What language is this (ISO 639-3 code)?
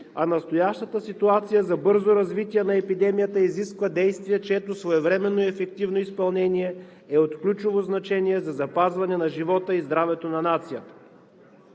bul